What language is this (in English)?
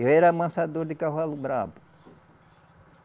Portuguese